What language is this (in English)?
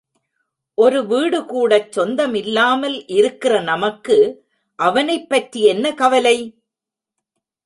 Tamil